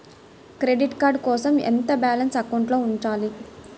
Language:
Telugu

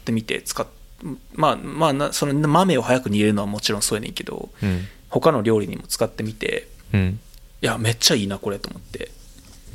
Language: Japanese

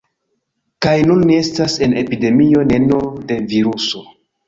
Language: Esperanto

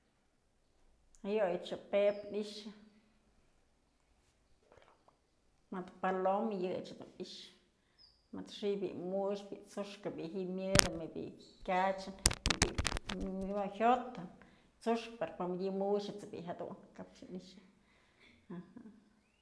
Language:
Mazatlán Mixe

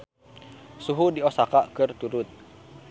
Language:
Sundanese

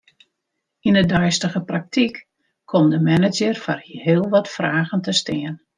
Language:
Western Frisian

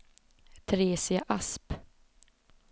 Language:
Swedish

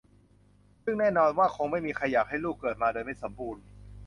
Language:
Thai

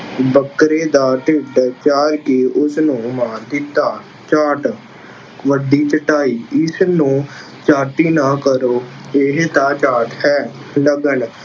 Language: Punjabi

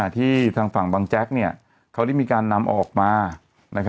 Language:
Thai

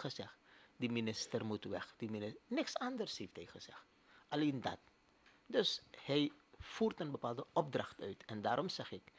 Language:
Dutch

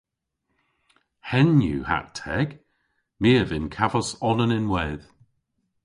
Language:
Cornish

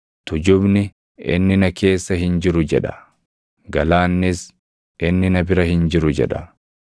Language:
Oromo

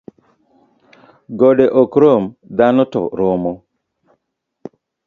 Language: Luo (Kenya and Tanzania)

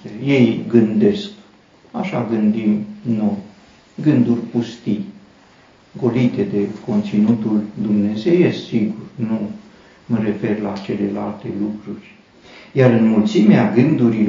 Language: Romanian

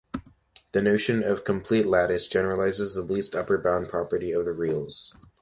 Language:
English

